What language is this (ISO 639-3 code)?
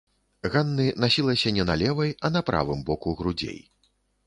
bel